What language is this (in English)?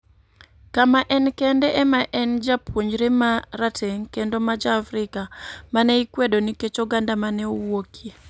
Luo (Kenya and Tanzania)